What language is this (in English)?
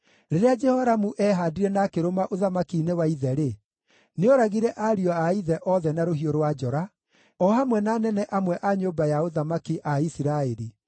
Kikuyu